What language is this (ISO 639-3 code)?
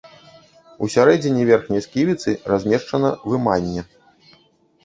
bel